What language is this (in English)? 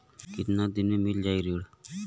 Bhojpuri